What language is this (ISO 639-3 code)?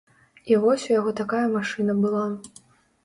bel